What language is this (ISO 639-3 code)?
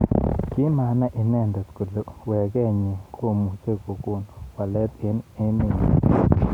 kln